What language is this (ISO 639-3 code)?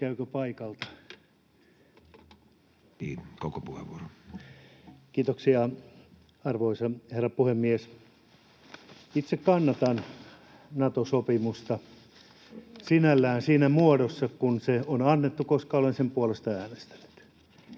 fin